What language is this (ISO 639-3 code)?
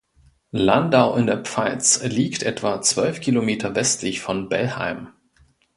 deu